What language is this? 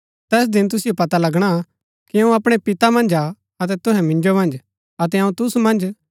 Gaddi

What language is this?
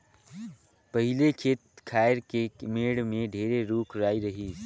Chhattisgarhi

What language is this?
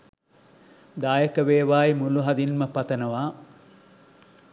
Sinhala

